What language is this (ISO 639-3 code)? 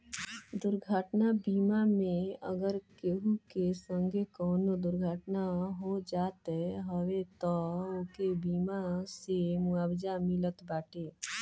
bho